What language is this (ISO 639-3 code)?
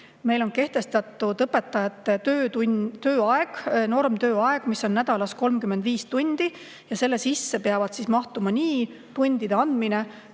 est